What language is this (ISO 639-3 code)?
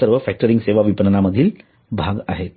mar